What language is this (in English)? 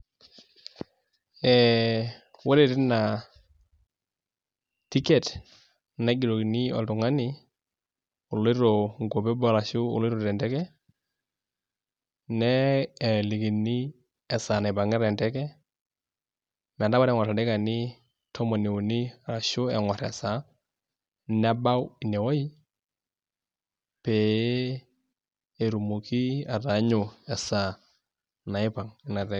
Masai